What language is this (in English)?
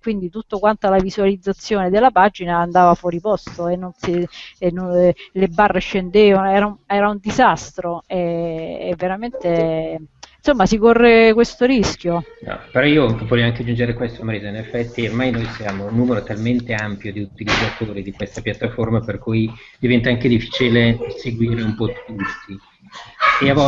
Italian